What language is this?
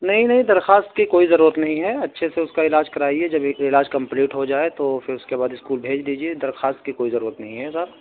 Urdu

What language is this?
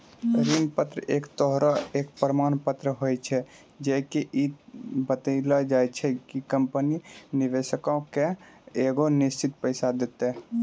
Maithili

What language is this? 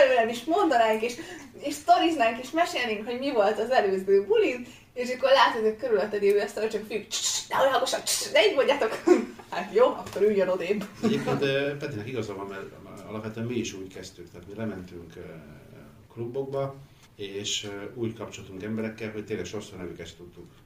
Hungarian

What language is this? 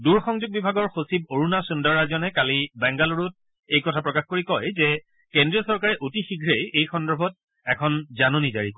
Assamese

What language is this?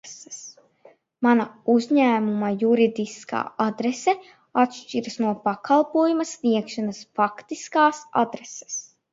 Latvian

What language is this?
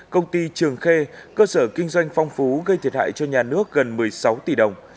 Vietnamese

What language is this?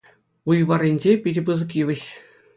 Chuvash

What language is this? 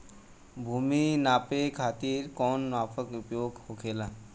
Bhojpuri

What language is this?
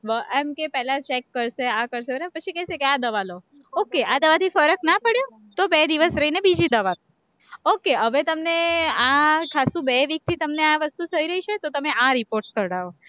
Gujarati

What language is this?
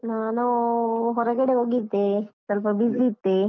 Kannada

